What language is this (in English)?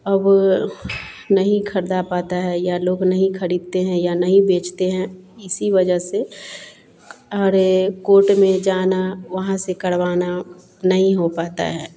Hindi